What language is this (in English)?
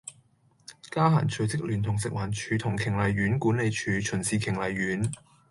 Cantonese